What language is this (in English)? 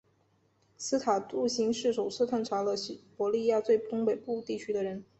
Chinese